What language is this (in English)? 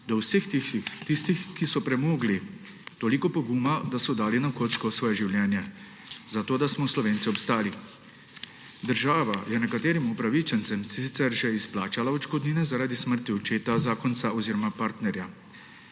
Slovenian